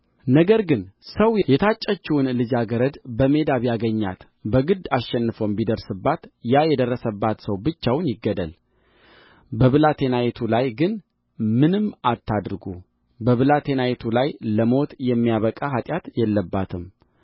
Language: Amharic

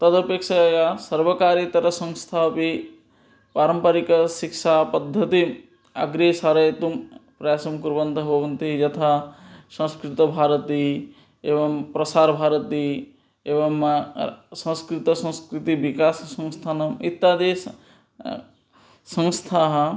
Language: Sanskrit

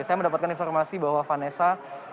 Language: Indonesian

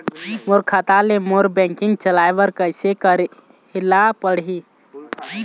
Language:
Chhattisgarhi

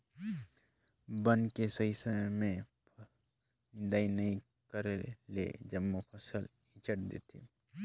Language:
Chhattisgarhi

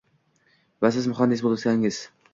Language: Uzbek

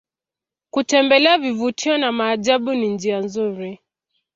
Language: Swahili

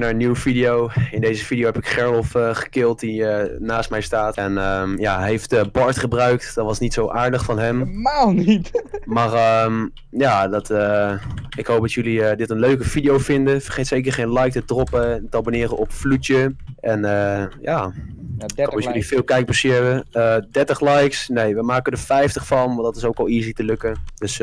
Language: Dutch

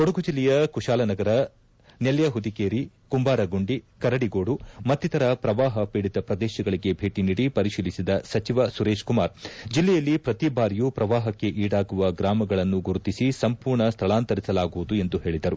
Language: Kannada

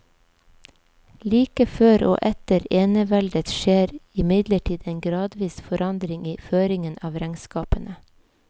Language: Norwegian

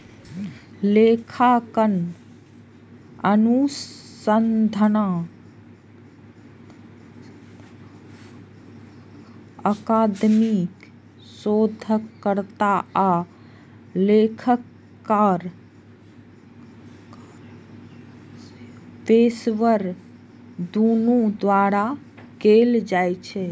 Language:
Maithili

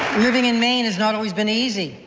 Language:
English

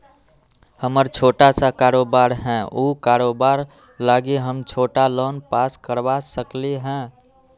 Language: Magahi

